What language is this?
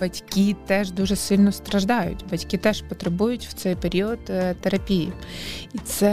Ukrainian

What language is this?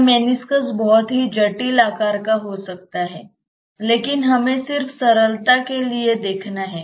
Hindi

